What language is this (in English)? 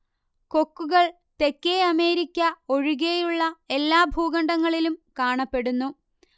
Malayalam